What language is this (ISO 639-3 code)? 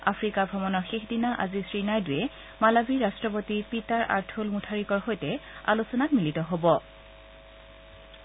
asm